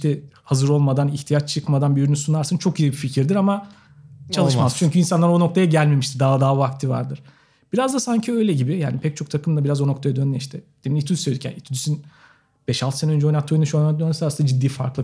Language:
Turkish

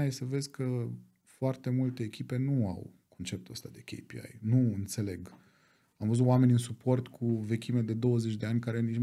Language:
Romanian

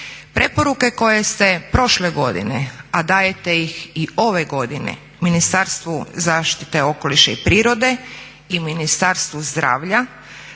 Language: Croatian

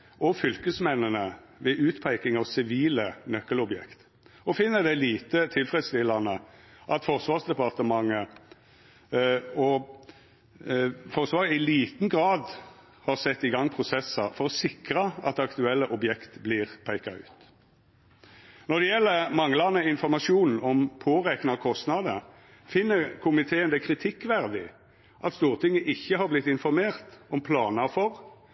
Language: Norwegian Nynorsk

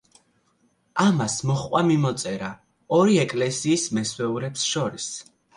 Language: Georgian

